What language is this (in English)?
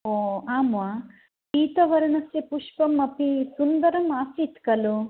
Sanskrit